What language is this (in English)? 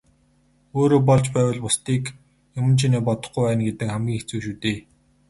Mongolian